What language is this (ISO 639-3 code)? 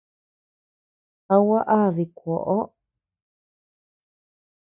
cux